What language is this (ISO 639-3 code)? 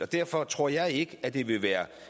dan